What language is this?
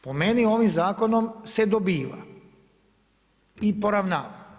Croatian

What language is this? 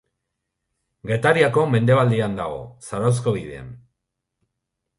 Basque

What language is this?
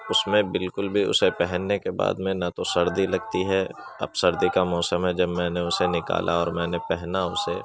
Urdu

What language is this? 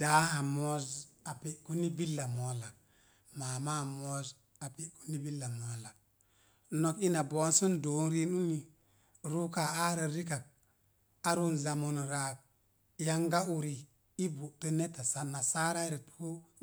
Mom Jango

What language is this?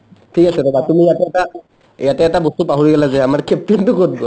Assamese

